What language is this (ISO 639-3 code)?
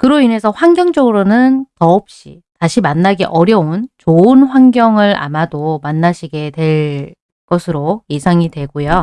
kor